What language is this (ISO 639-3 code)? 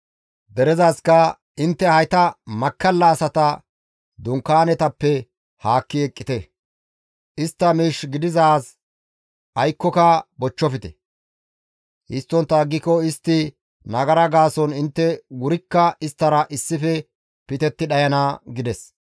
gmv